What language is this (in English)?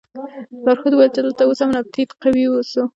Pashto